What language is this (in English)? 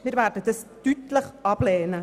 Swiss German